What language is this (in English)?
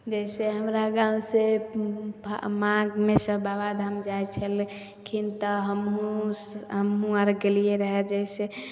Maithili